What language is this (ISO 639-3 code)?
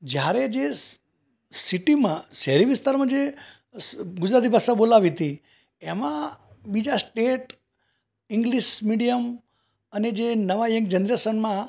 guj